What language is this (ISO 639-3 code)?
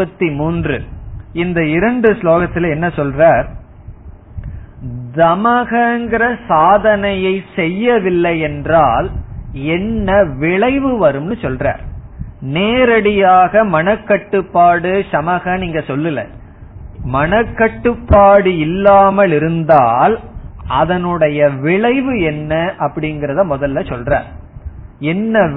tam